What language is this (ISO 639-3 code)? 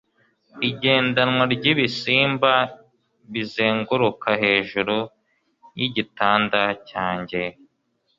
kin